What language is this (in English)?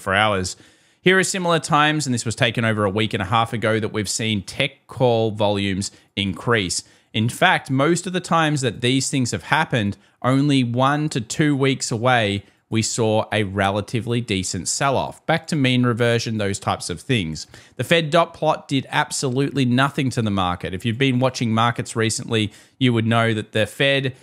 English